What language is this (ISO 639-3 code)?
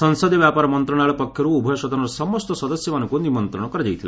ori